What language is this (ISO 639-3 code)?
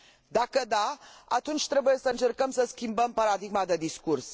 ron